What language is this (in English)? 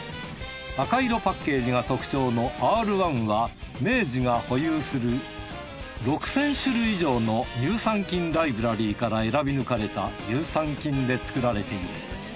Japanese